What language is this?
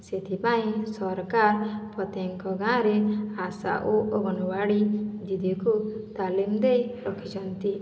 Odia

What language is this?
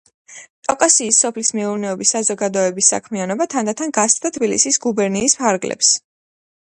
Georgian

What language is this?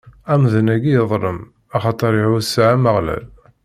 Kabyle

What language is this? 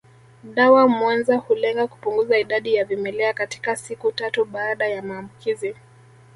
Swahili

